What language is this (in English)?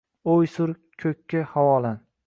Uzbek